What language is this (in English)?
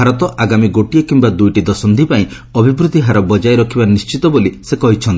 Odia